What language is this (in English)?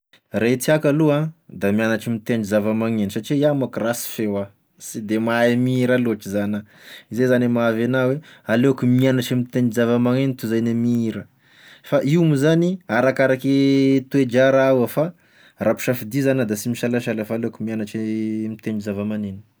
Tesaka Malagasy